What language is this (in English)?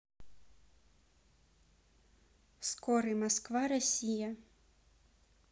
Russian